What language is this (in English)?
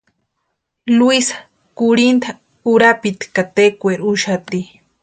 Western Highland Purepecha